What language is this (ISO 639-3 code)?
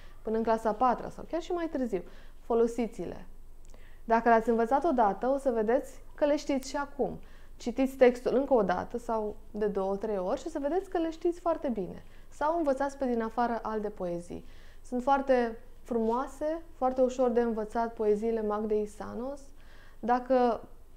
ron